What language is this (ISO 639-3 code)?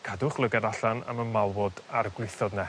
cym